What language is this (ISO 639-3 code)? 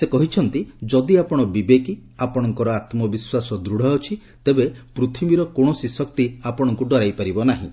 ori